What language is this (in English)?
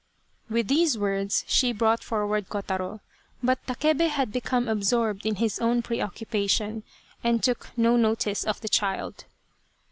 English